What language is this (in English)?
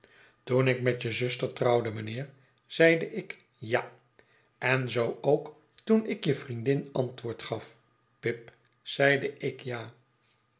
Dutch